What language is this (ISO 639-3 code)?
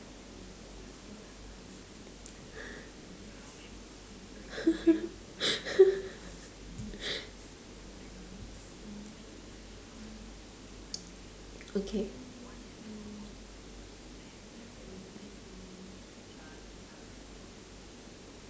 eng